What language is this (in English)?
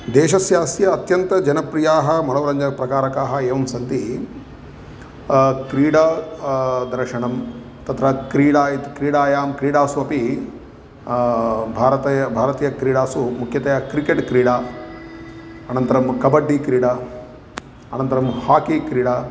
Sanskrit